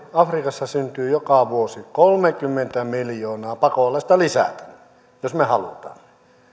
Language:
Finnish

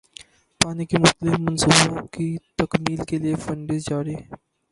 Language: Urdu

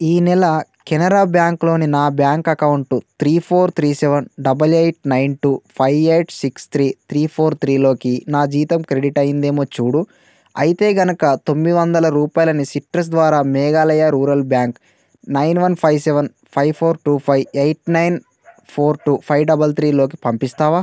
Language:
Telugu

